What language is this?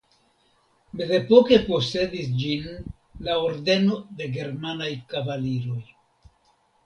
Esperanto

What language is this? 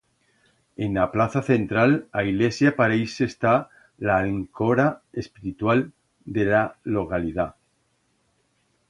Aragonese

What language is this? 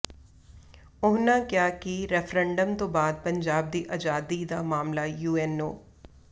Punjabi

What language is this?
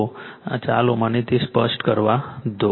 Gujarati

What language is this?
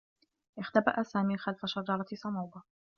Arabic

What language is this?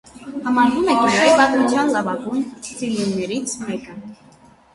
Armenian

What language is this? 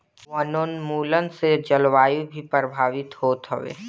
Bhojpuri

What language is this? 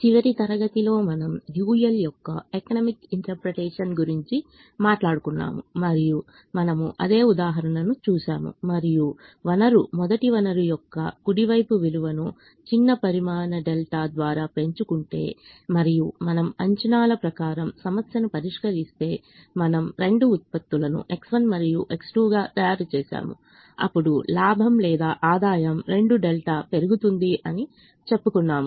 Telugu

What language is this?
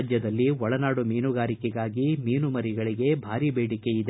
Kannada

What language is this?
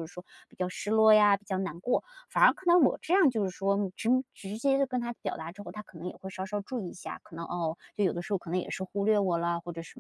Chinese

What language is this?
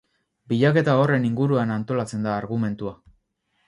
Basque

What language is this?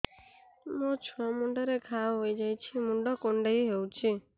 Odia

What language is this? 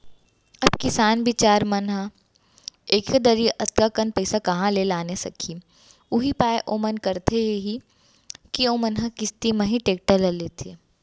Chhattisgarhi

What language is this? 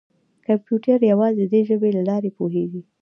Pashto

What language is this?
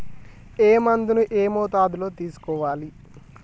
Telugu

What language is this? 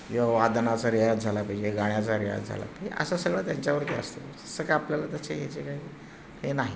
Marathi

